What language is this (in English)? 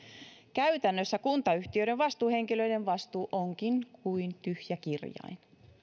Finnish